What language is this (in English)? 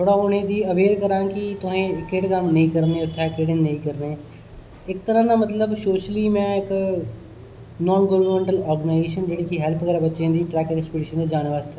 Dogri